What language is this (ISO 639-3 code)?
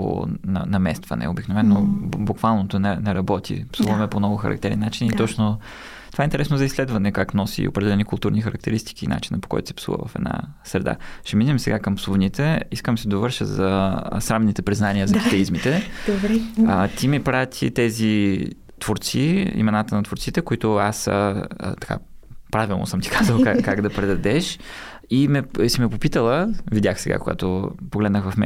bul